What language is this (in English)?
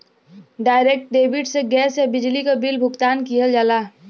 Bhojpuri